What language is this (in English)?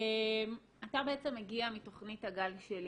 Hebrew